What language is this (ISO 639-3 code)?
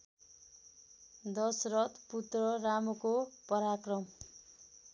nep